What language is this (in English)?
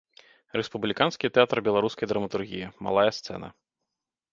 Belarusian